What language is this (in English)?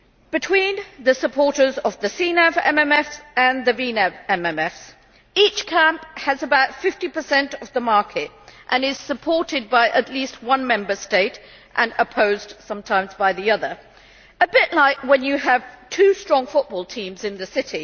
English